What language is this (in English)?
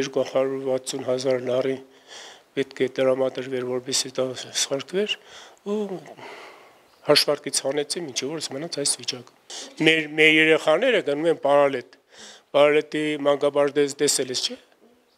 Romanian